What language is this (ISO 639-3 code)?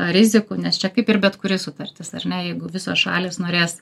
lit